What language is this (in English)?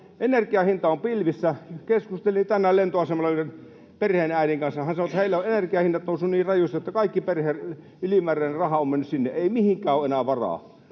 Finnish